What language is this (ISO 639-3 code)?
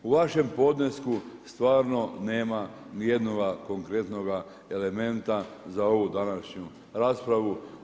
hrv